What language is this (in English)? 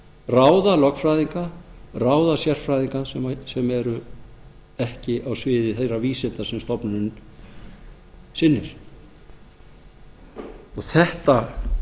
Icelandic